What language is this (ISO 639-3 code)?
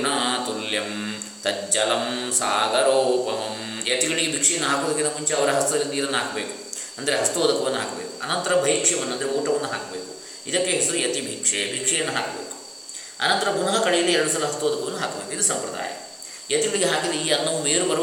kan